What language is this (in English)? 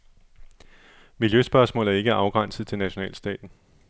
Danish